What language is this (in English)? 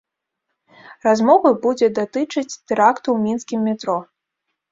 Belarusian